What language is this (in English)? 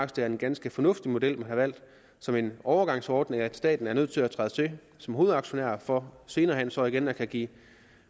Danish